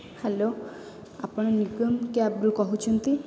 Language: Odia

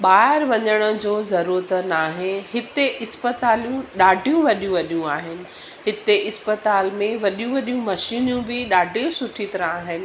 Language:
Sindhi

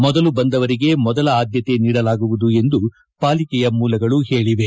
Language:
Kannada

